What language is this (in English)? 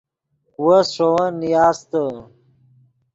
Yidgha